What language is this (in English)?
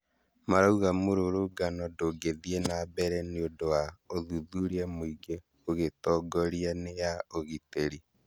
Kikuyu